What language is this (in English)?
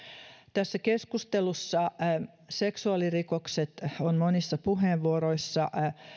Finnish